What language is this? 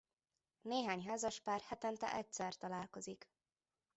Hungarian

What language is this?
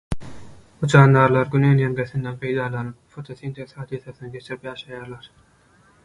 Turkmen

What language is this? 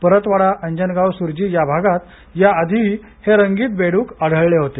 Marathi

